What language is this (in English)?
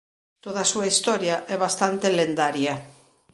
Galician